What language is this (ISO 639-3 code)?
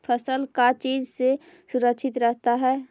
mag